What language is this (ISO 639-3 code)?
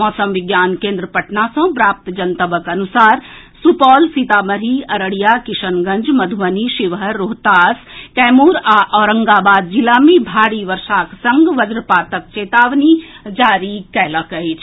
mai